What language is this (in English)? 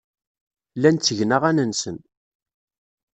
Kabyle